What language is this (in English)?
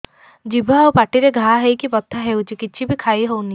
Odia